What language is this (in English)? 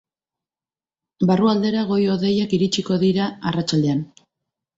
Basque